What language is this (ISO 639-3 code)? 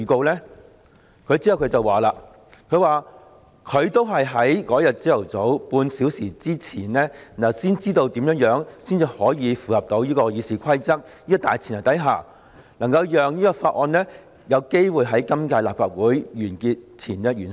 yue